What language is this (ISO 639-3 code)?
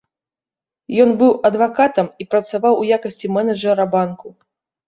bel